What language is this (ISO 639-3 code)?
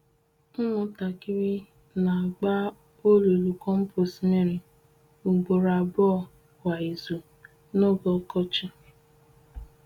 ibo